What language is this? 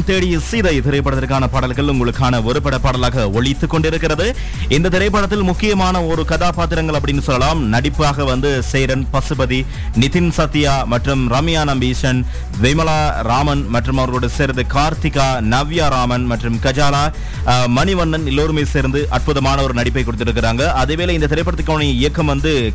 Tamil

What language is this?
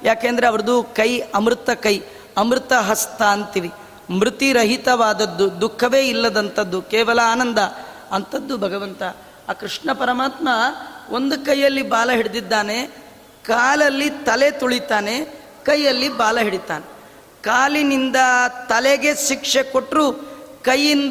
Kannada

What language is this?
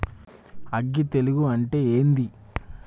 Telugu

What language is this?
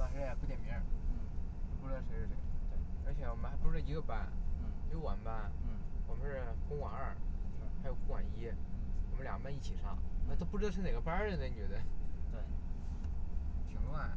Chinese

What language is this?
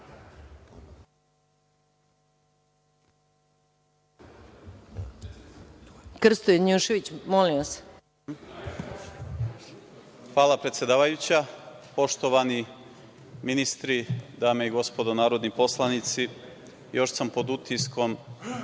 Serbian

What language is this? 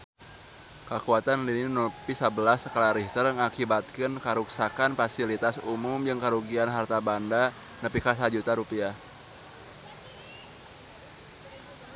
Sundanese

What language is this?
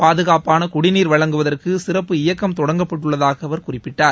Tamil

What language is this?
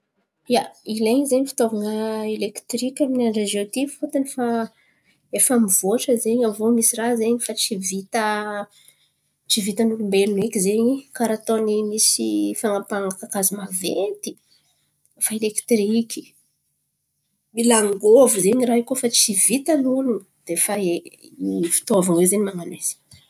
Antankarana Malagasy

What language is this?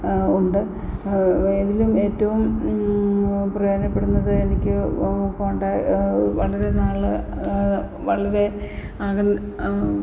Malayalam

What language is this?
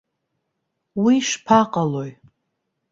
Abkhazian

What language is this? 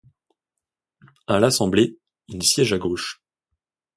French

